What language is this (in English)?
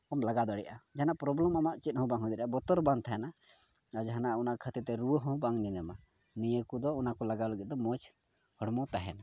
Santali